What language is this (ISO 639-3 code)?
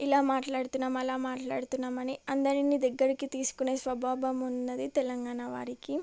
tel